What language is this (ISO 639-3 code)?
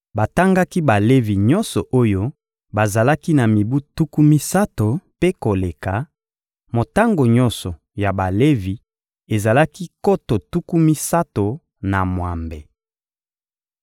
lin